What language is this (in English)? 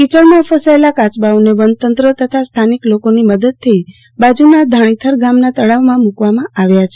Gujarati